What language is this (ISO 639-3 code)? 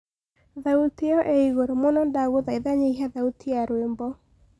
kik